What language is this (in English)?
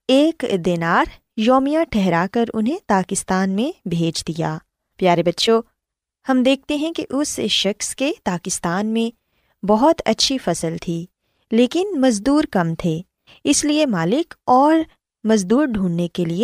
Urdu